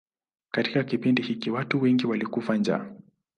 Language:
Swahili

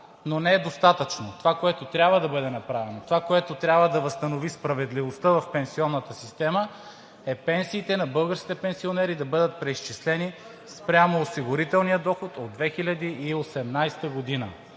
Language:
Bulgarian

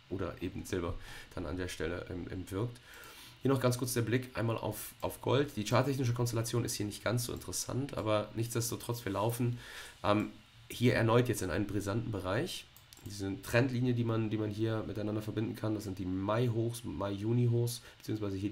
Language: German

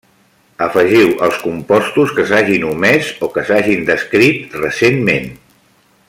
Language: Catalan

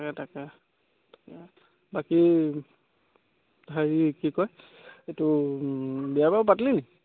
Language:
Assamese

